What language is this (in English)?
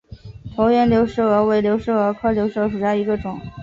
Chinese